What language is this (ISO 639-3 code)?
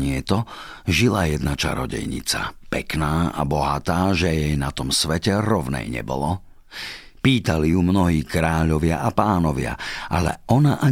slk